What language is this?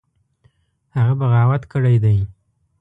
Pashto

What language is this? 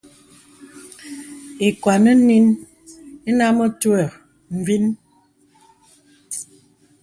Bebele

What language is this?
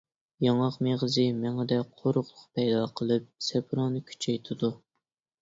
Uyghur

